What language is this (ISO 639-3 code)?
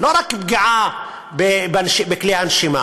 heb